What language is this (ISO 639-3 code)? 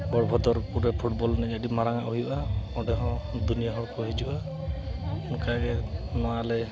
sat